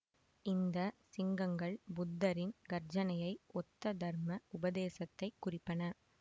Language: Tamil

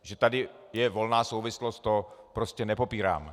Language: Czech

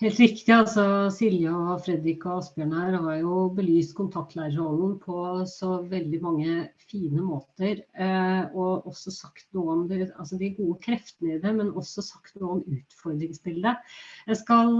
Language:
Norwegian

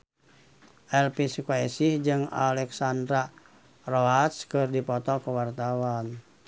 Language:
Sundanese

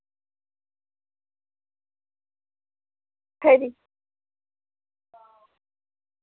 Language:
Dogri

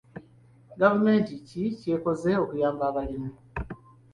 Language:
Ganda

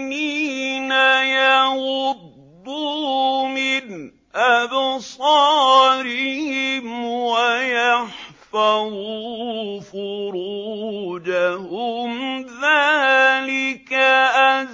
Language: Arabic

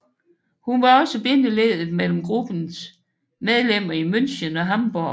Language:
Danish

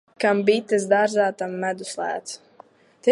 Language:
Latvian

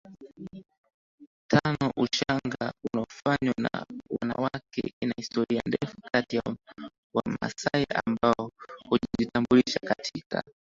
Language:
Swahili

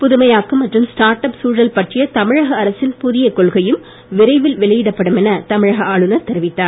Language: Tamil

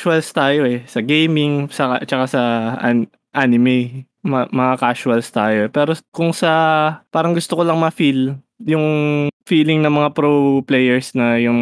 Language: Filipino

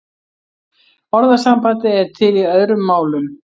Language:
Icelandic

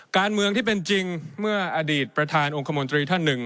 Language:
Thai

